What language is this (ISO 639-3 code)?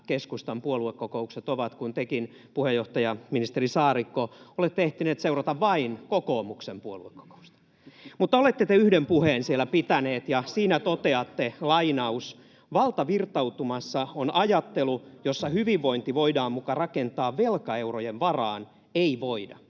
fin